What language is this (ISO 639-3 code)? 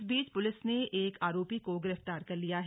hin